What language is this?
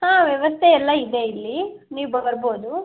Kannada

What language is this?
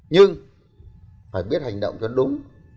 Vietnamese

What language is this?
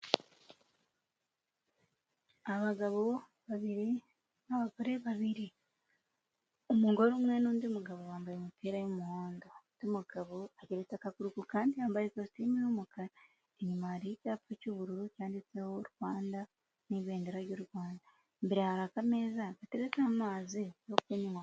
Kinyarwanda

